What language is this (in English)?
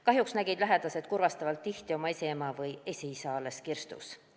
Estonian